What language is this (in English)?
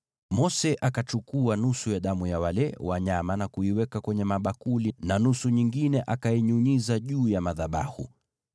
Swahili